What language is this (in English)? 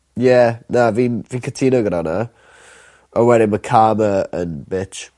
Welsh